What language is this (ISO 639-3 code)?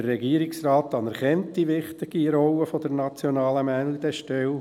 gsw